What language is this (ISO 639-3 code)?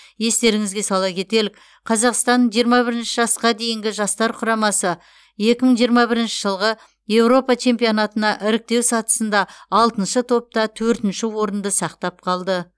kaz